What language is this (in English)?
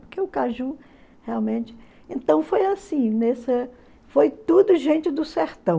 Portuguese